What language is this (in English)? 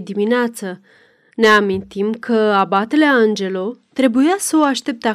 Romanian